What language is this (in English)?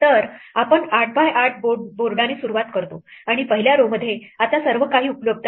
Marathi